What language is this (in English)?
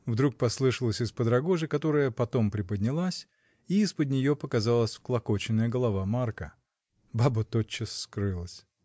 Russian